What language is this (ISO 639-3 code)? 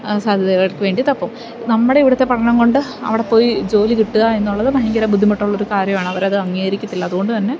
mal